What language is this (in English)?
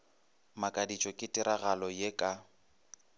Northern Sotho